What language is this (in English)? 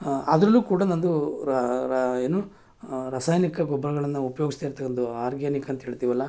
Kannada